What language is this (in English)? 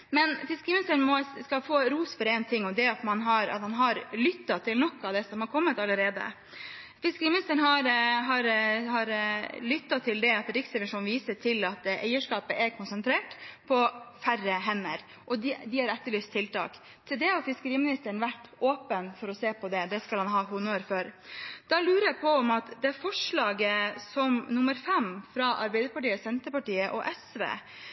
Norwegian Bokmål